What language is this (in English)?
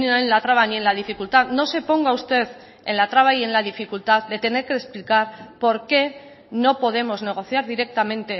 Spanish